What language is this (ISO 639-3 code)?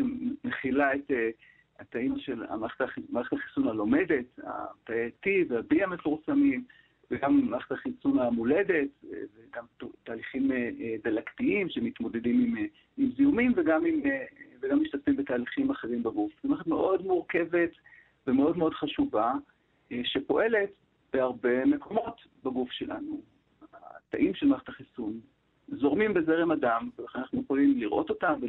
heb